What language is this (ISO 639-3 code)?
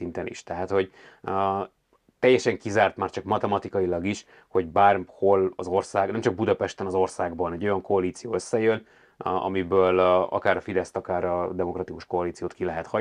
hun